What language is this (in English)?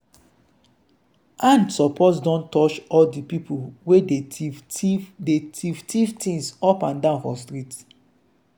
Nigerian Pidgin